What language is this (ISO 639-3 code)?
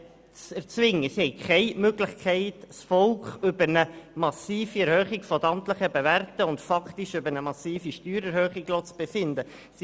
gsw